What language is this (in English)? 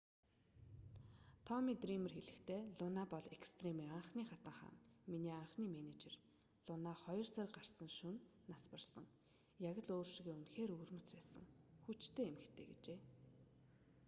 Mongolian